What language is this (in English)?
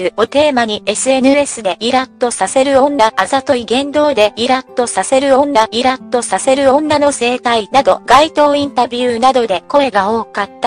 Japanese